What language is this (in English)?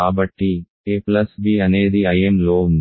Telugu